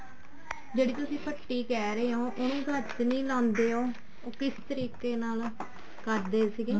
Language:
Punjabi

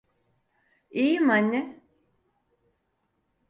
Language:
Turkish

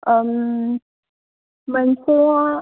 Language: Bodo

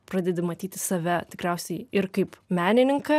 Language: Lithuanian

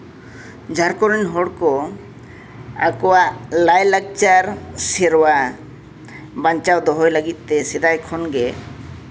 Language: Santali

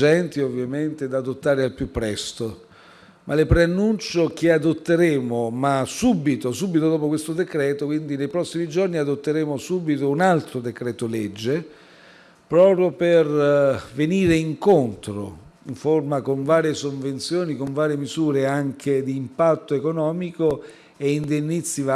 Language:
Italian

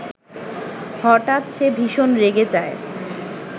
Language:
Bangla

